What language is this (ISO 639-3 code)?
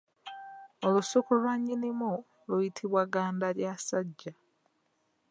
lug